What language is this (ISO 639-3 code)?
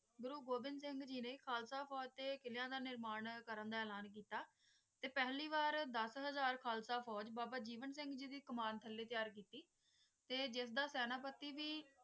pan